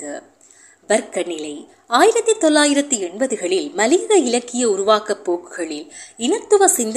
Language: Tamil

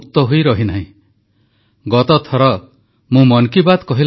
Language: Odia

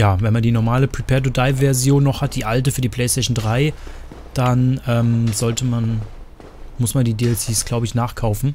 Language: German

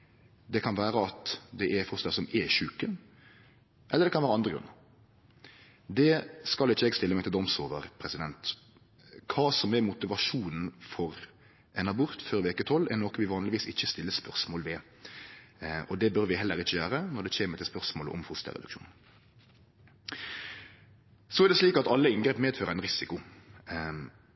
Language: Norwegian Nynorsk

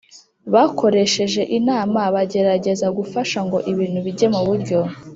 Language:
Kinyarwanda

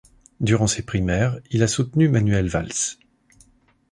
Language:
French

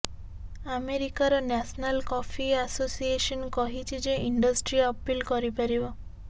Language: Odia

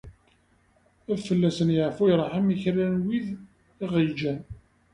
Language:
Kabyle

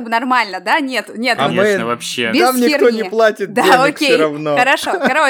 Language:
Russian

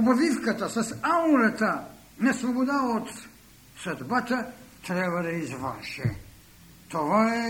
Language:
Bulgarian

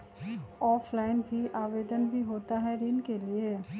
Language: Magahi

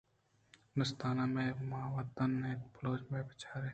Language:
Eastern Balochi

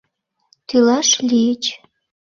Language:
Mari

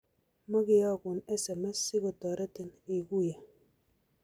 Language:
Kalenjin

